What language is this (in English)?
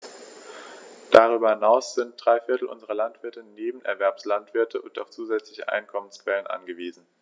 German